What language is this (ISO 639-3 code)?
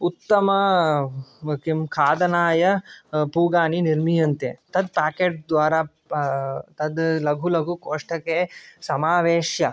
san